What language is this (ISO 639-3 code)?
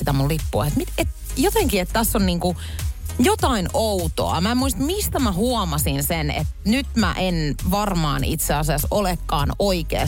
fin